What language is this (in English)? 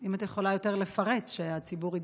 Hebrew